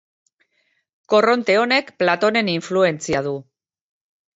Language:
Basque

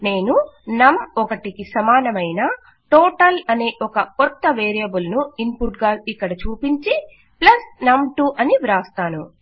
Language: Telugu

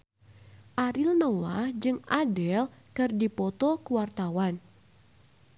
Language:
Sundanese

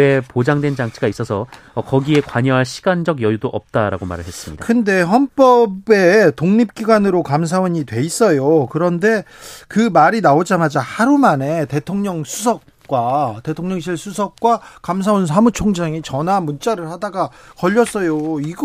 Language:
Korean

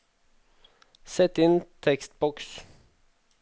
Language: Norwegian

